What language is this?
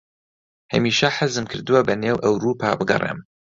Central Kurdish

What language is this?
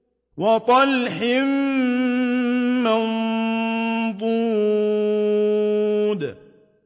Arabic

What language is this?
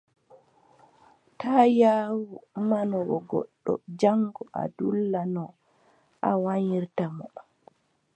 Adamawa Fulfulde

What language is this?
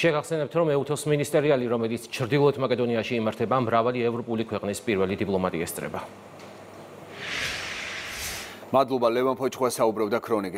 Romanian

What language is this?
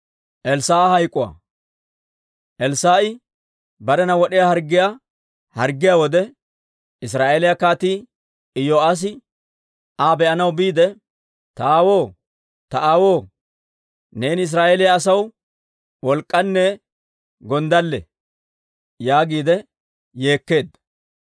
Dawro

